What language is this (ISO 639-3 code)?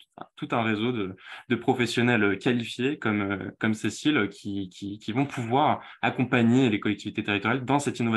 fra